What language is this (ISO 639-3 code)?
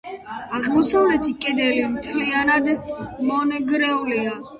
kat